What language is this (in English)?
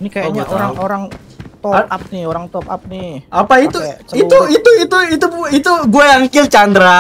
Indonesian